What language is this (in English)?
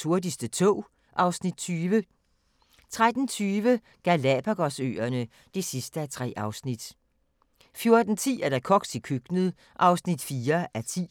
Danish